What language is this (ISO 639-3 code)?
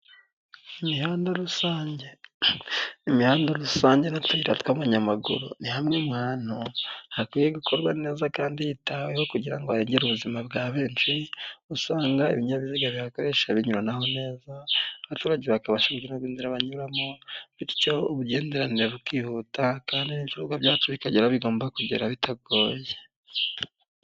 kin